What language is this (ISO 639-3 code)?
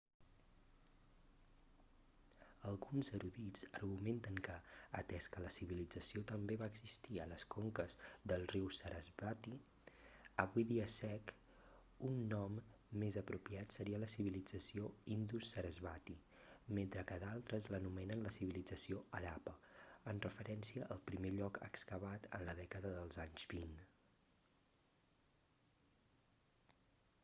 cat